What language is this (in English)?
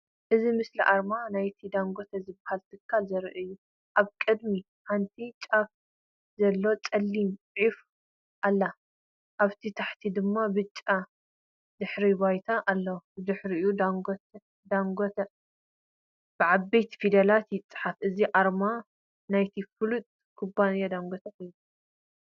Tigrinya